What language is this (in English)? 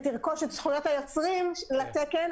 Hebrew